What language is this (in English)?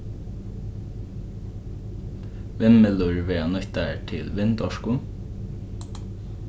Faroese